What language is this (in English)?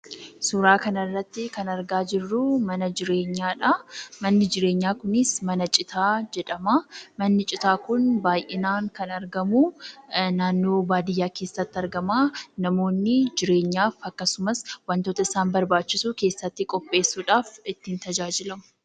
Oromo